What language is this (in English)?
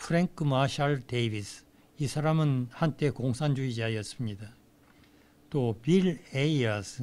Korean